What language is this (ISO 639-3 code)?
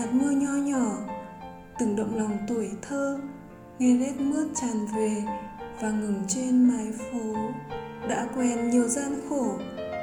vie